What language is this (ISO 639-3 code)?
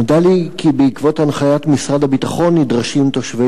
heb